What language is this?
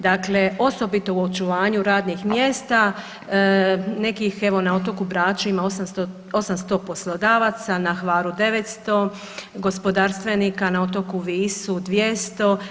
Croatian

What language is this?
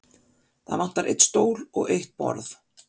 Icelandic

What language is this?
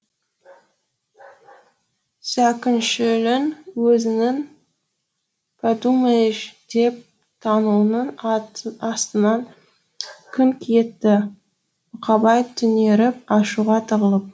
Kazakh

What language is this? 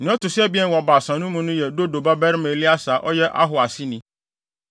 Akan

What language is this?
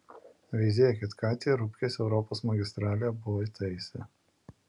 Lithuanian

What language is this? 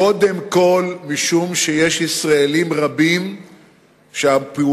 Hebrew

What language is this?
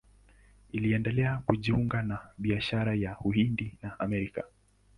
Swahili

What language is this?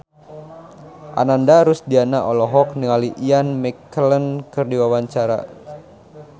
Sundanese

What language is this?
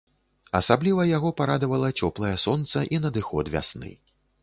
Belarusian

